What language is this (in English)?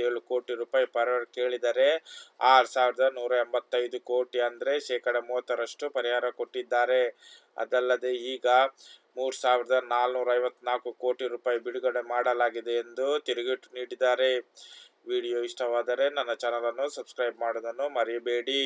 Kannada